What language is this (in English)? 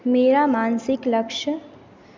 Hindi